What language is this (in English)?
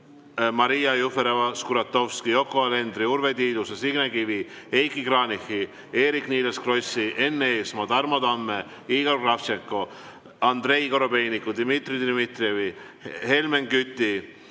Estonian